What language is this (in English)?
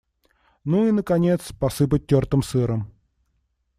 Russian